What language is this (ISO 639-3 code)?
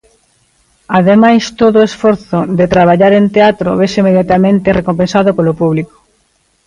glg